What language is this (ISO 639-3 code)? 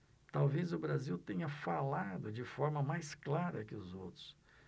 por